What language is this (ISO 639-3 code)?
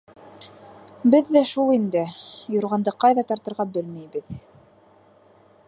bak